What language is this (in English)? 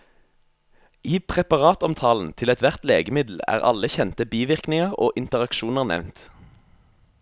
Norwegian